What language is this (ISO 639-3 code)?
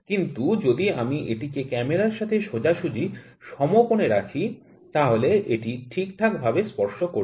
ben